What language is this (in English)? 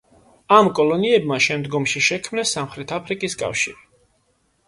Georgian